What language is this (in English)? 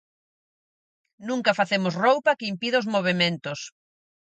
Galician